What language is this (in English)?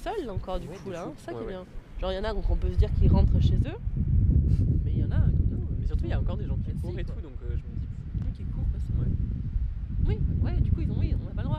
French